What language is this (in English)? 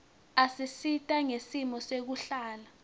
Swati